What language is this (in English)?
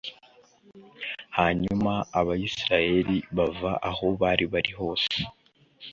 Kinyarwanda